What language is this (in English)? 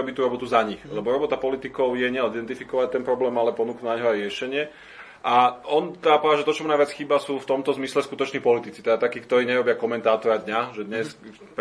Slovak